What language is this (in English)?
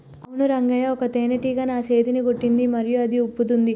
Telugu